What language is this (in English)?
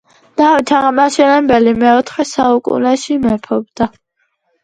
Georgian